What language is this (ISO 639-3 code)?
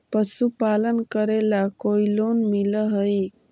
mag